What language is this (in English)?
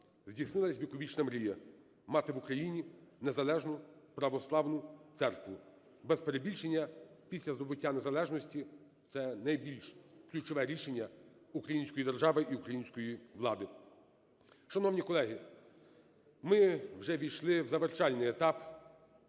Ukrainian